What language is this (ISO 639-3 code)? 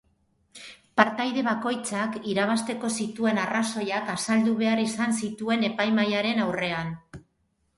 eus